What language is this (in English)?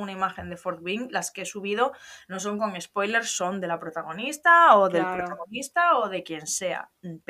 Spanish